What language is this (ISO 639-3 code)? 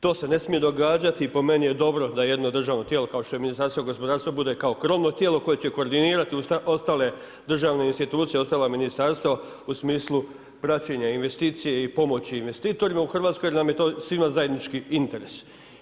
hrv